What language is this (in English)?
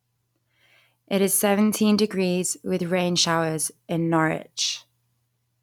English